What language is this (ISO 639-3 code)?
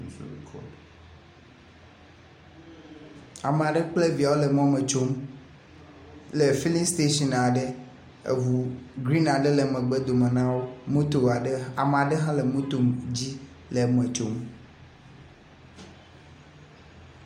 ewe